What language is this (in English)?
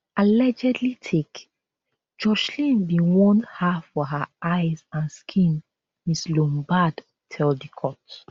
Nigerian Pidgin